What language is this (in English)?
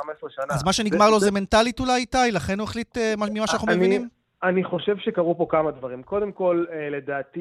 Hebrew